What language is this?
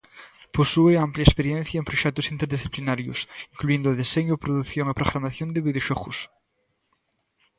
Galician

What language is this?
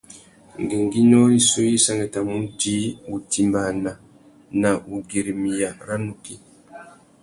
Tuki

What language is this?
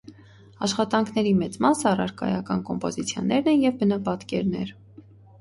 Armenian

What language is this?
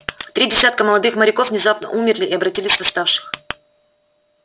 Russian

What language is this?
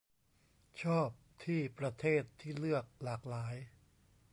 Thai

